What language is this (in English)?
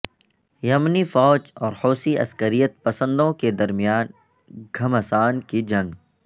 Urdu